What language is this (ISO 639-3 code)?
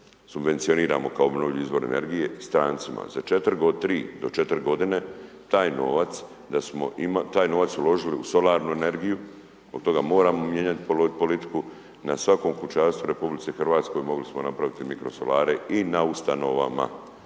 hrv